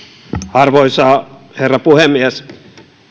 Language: Finnish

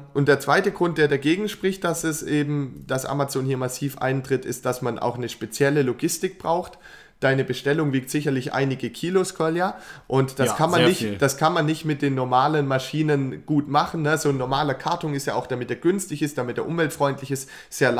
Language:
German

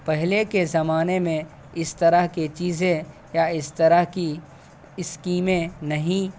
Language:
Urdu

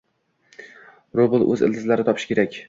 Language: Uzbek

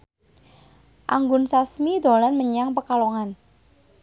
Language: Javanese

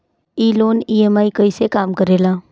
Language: Bhojpuri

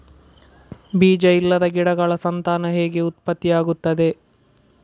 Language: Kannada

